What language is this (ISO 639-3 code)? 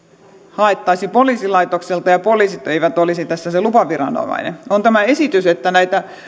fin